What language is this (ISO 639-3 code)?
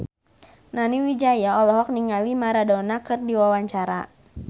sun